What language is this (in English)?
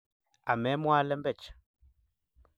Kalenjin